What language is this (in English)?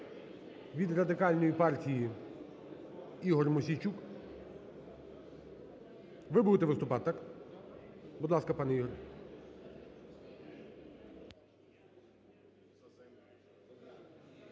Ukrainian